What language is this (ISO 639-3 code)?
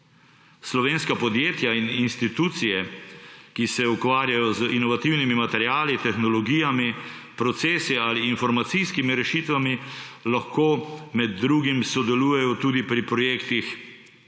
slv